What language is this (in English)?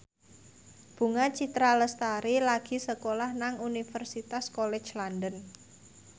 Javanese